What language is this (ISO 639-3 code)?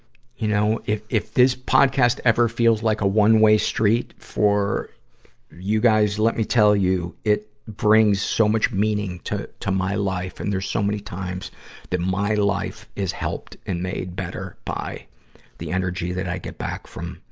eng